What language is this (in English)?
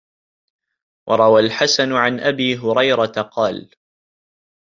Arabic